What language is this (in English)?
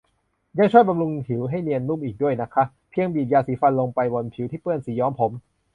Thai